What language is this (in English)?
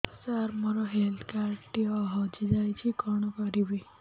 Odia